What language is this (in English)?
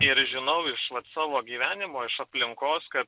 Lithuanian